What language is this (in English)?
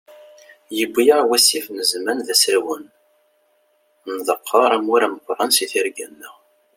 Kabyle